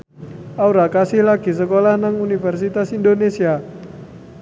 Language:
Javanese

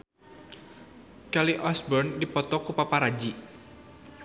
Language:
Sundanese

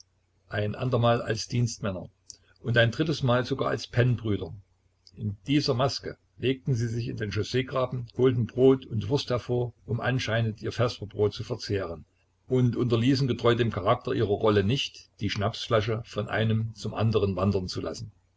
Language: German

